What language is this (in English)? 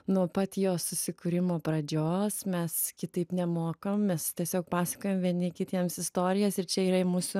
Lithuanian